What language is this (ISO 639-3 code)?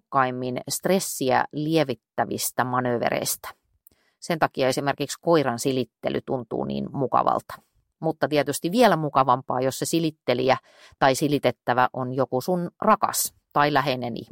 fin